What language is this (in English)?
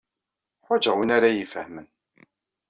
Kabyle